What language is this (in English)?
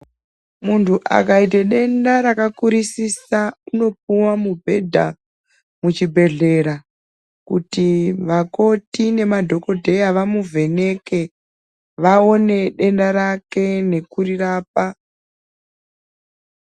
Ndau